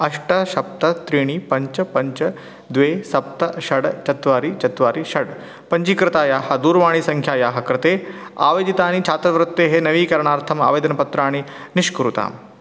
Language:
Sanskrit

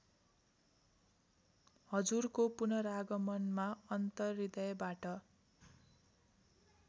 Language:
Nepali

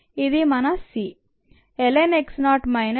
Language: Telugu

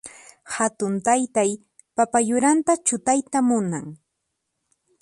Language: Puno Quechua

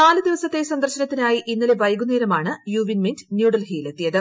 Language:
Malayalam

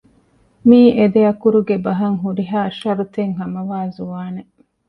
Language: Divehi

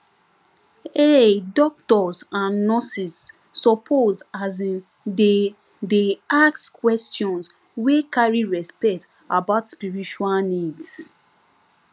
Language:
Nigerian Pidgin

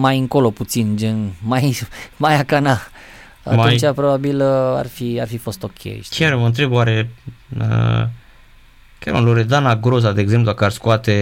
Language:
Romanian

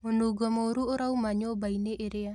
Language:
Kikuyu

